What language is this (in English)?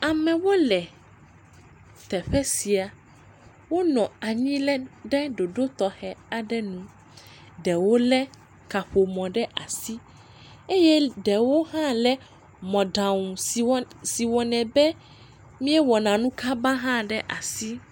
Ewe